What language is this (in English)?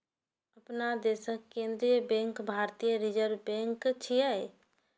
Maithili